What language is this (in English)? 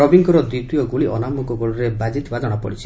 Odia